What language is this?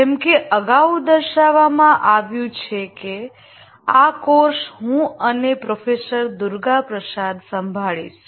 Gujarati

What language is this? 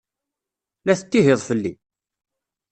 Kabyle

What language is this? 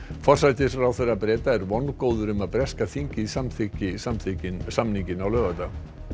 Icelandic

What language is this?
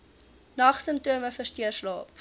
Afrikaans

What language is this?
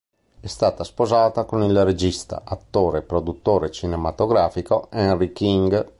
Italian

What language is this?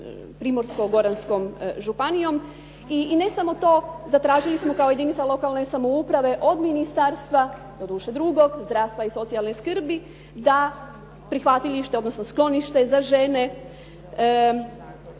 Croatian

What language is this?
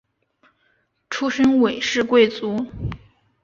Chinese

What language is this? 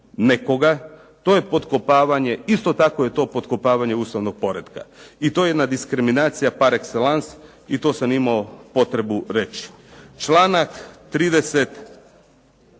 Croatian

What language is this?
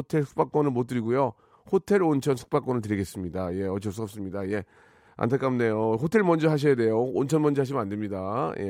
Korean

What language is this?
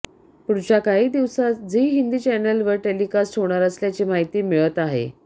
Marathi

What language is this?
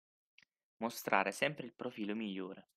Italian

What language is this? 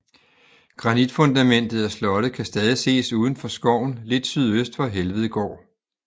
Danish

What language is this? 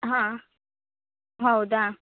Kannada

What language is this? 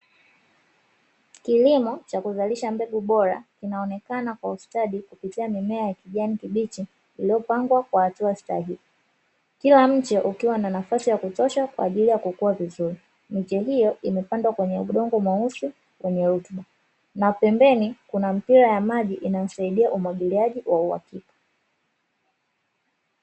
Swahili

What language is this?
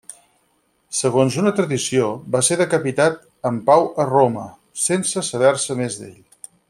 Catalan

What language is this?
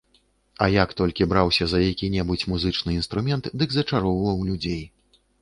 Belarusian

